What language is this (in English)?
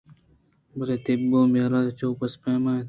Eastern Balochi